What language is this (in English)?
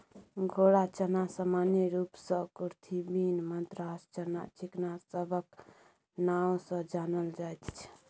Maithili